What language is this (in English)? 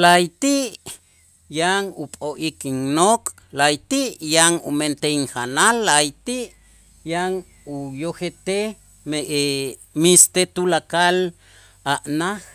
Itzá